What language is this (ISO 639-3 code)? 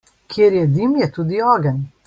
slv